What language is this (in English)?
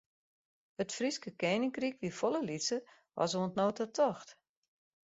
Western Frisian